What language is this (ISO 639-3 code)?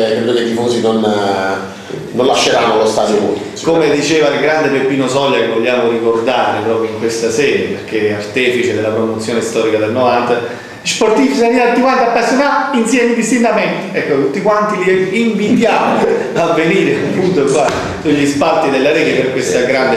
ita